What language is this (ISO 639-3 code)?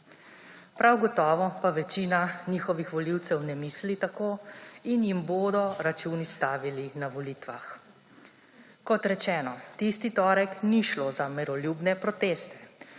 slv